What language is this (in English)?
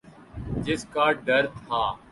Urdu